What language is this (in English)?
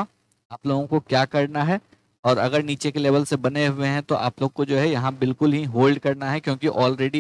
Hindi